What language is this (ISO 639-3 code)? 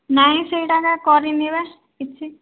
ori